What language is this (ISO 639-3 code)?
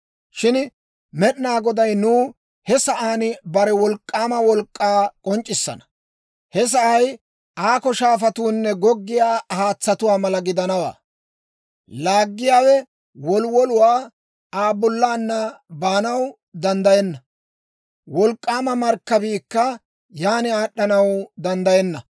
dwr